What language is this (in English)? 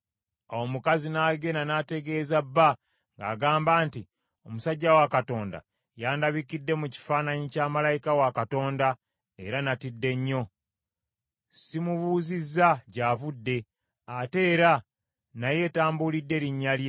Ganda